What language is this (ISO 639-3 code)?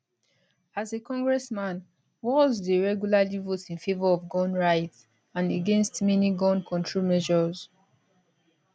pcm